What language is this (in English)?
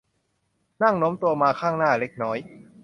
Thai